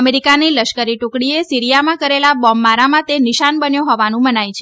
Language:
Gujarati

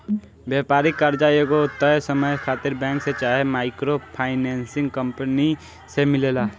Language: Bhojpuri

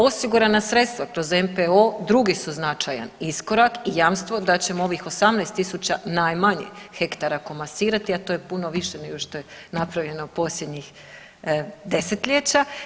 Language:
Croatian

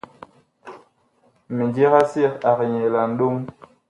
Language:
Bakoko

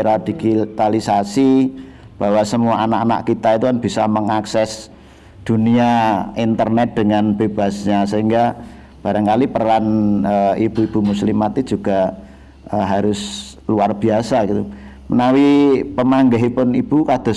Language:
Indonesian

